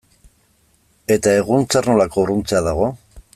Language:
Basque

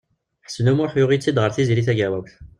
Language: Kabyle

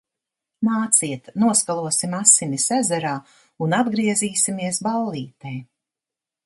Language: Latvian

